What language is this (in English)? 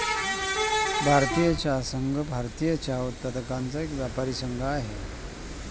Marathi